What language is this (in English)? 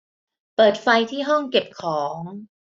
Thai